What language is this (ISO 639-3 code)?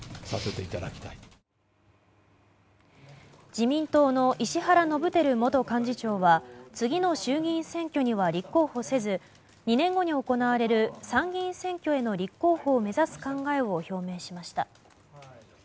jpn